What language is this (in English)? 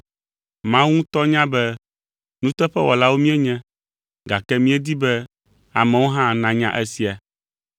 Ewe